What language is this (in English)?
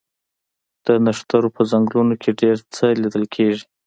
Pashto